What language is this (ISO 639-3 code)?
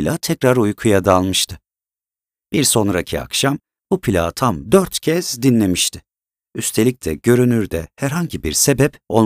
tur